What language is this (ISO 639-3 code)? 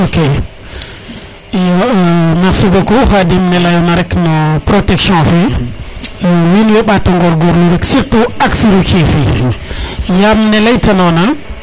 srr